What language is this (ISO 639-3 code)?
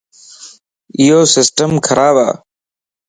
lss